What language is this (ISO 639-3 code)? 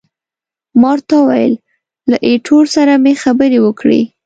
pus